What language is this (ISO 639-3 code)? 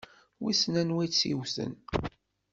kab